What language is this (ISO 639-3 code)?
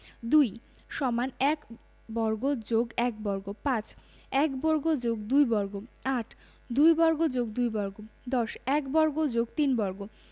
ben